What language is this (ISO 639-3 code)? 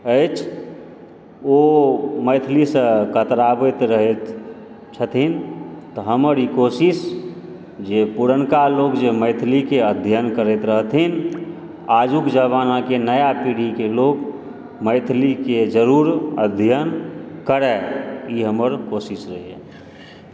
mai